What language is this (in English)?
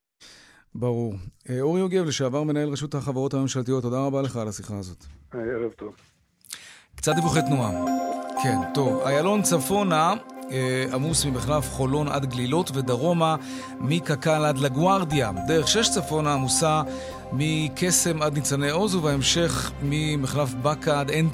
Hebrew